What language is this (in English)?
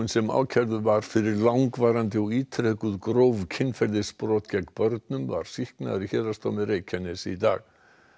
Icelandic